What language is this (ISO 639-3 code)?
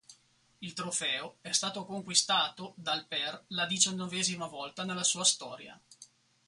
ita